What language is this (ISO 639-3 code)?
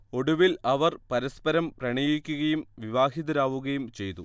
mal